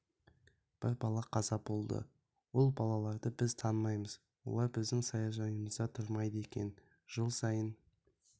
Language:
Kazakh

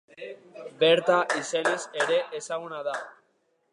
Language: Basque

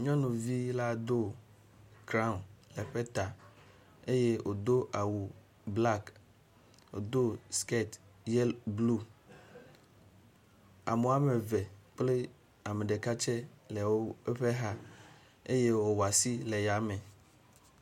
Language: Ewe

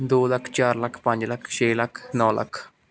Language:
Punjabi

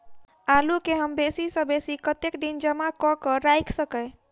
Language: Maithili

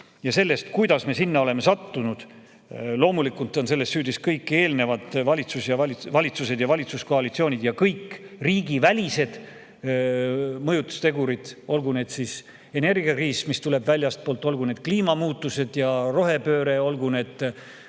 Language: Estonian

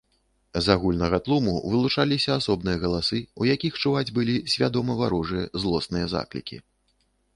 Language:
Belarusian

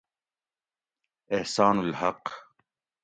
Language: Gawri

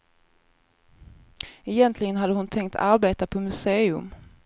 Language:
Swedish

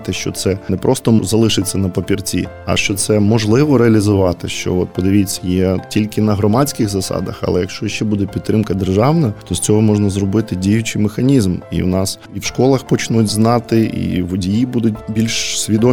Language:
Ukrainian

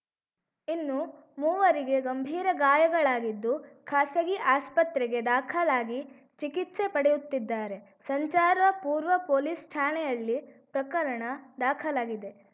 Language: Kannada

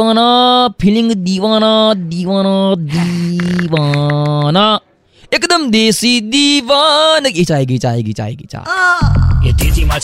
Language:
Gujarati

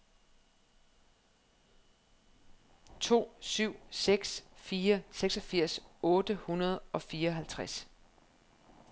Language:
Danish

